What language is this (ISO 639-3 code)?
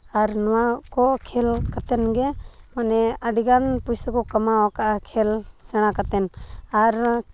sat